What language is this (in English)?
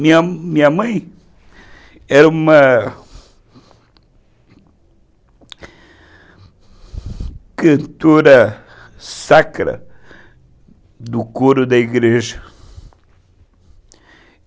Portuguese